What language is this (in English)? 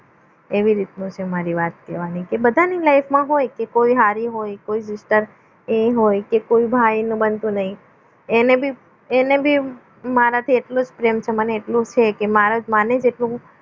Gujarati